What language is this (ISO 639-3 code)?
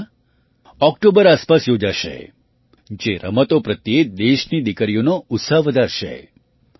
guj